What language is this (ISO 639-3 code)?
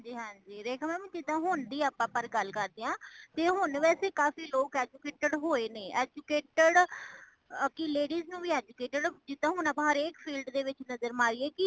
pan